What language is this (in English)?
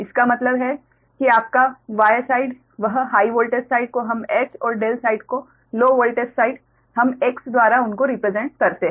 Hindi